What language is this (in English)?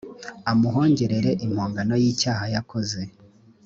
Kinyarwanda